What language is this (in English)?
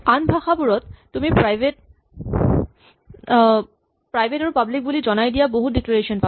Assamese